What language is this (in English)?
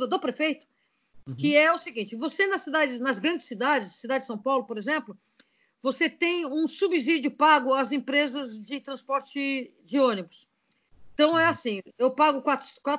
Portuguese